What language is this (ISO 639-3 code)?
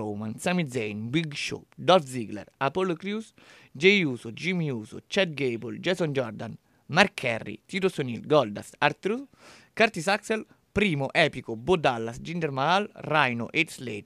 ita